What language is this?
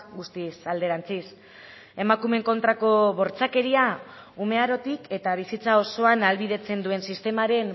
Basque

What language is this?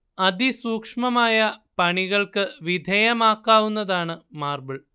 Malayalam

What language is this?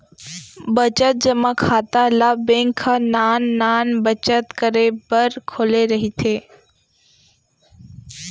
Chhattisgarhi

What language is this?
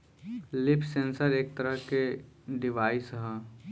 Bhojpuri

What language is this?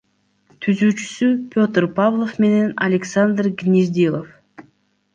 Kyrgyz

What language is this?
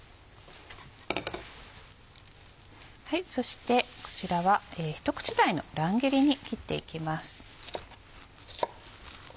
Japanese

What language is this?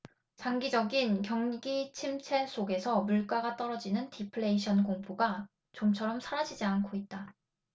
Korean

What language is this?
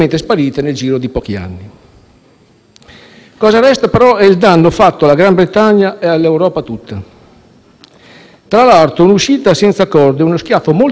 Italian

